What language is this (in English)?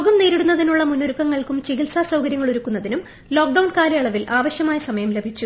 Malayalam